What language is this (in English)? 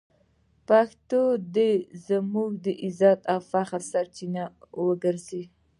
Pashto